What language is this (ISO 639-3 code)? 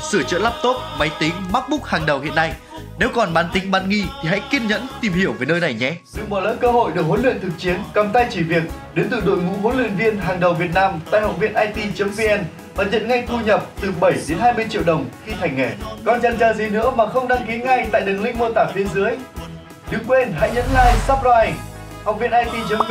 vie